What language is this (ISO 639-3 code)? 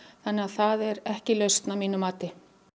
isl